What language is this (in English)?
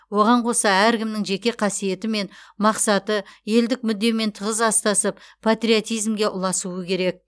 Kazakh